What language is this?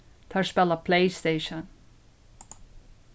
Faroese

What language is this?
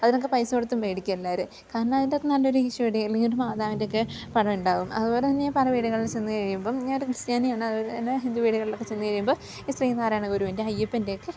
Malayalam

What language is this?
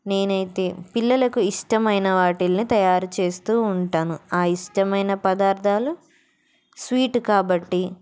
Telugu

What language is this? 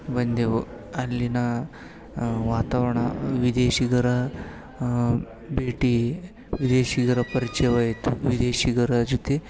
Kannada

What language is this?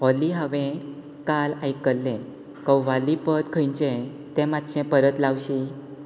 Konkani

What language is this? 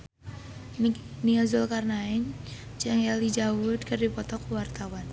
Sundanese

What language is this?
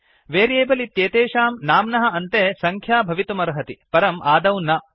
Sanskrit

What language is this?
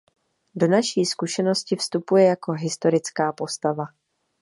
Czech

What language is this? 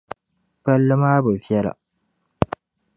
Dagbani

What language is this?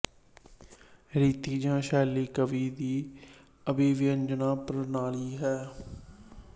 Punjabi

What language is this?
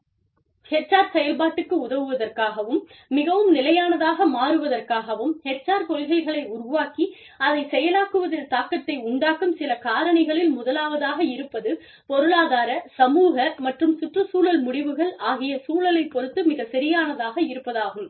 Tamil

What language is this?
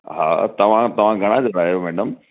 Sindhi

